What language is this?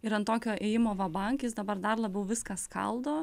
Lithuanian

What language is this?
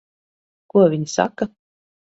Latvian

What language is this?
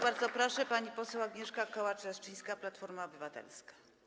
Polish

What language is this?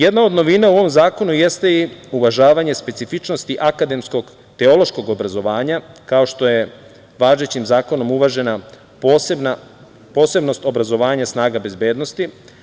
Serbian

